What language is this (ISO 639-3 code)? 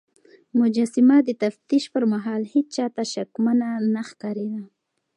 pus